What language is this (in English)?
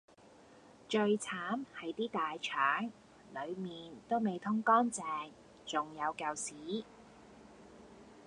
Cantonese